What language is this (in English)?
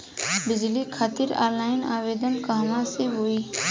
Bhojpuri